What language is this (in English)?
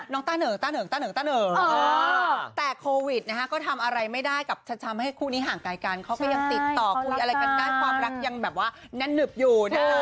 Thai